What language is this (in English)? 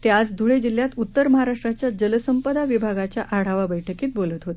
Marathi